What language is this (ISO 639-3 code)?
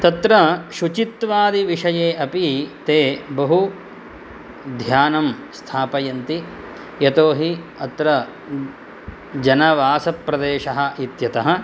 san